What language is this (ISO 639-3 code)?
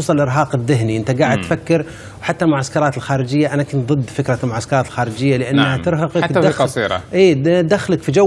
ara